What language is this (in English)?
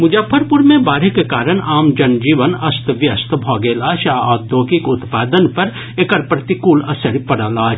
Maithili